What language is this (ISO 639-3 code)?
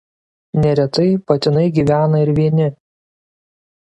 lit